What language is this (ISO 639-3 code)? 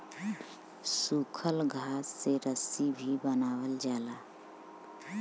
bho